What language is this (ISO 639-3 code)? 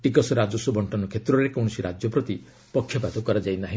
ori